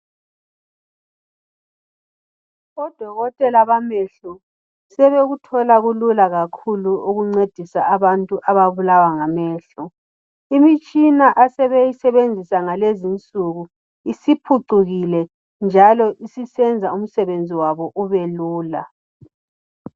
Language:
North Ndebele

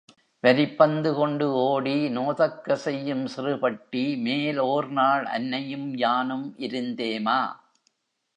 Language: Tamil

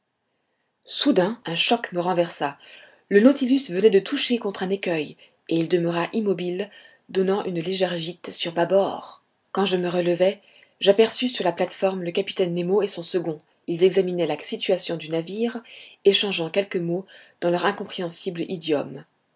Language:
French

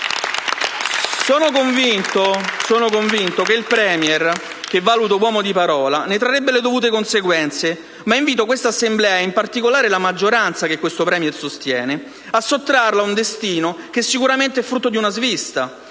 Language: Italian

